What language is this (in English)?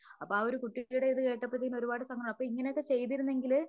Malayalam